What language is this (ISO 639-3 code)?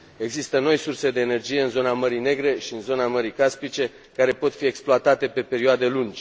ron